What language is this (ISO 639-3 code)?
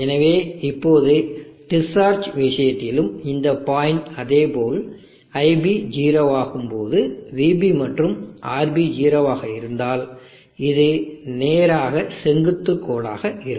tam